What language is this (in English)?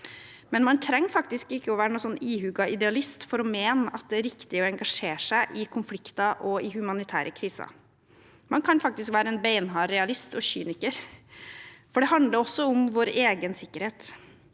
Norwegian